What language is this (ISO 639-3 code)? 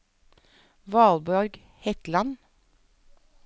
nor